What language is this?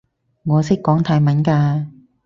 Cantonese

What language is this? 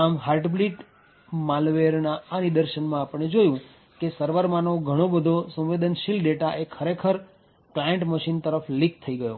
Gujarati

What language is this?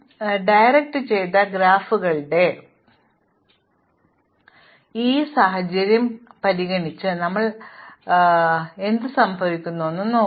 Malayalam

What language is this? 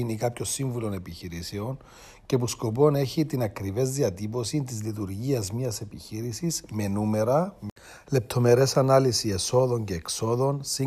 Greek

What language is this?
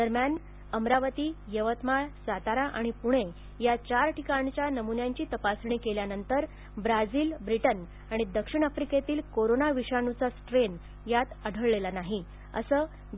Marathi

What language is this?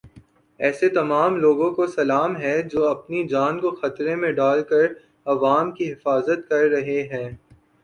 Urdu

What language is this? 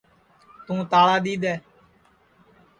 Sansi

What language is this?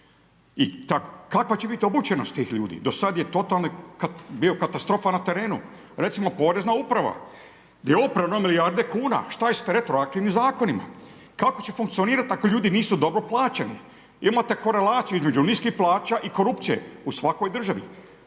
Croatian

